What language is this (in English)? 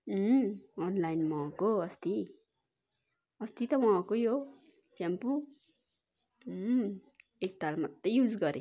Nepali